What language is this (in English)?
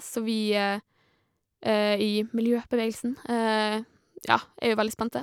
Norwegian